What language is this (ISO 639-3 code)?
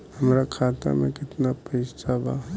bho